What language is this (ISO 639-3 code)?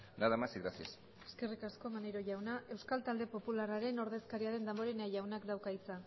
eus